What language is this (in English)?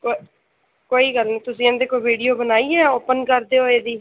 Punjabi